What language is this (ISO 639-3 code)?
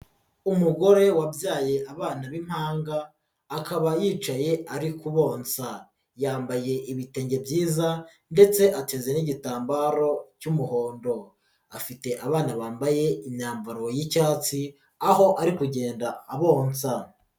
kin